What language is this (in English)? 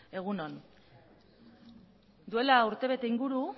Basque